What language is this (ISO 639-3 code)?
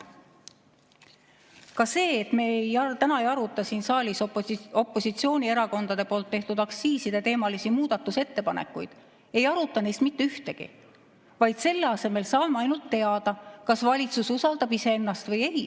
est